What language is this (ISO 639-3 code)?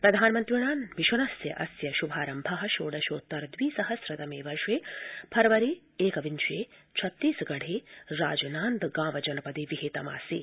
san